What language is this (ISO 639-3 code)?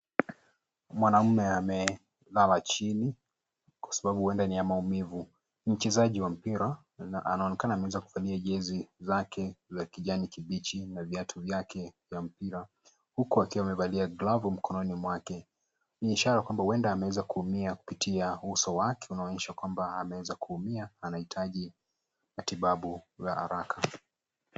swa